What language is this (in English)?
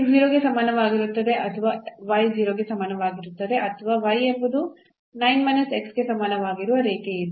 Kannada